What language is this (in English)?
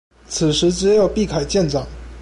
Chinese